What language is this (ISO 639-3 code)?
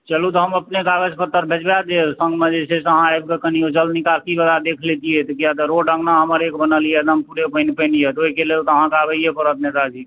mai